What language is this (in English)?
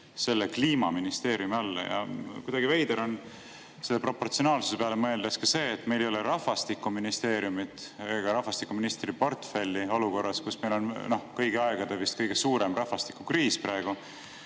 Estonian